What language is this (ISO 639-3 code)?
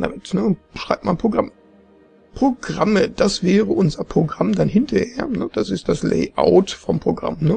deu